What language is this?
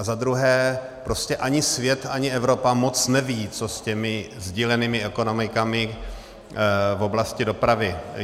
Czech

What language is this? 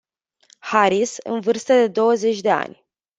Romanian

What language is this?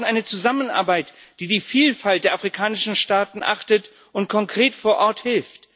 German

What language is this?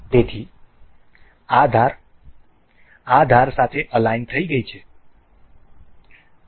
Gujarati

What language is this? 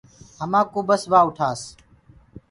Gurgula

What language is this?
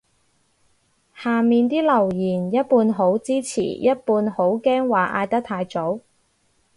Cantonese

